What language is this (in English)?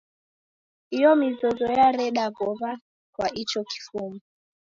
Taita